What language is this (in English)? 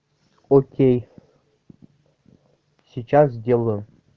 Russian